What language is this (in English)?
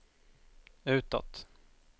Swedish